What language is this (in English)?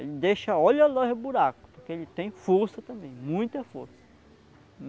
Portuguese